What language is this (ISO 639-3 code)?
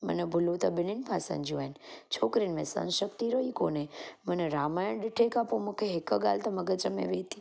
snd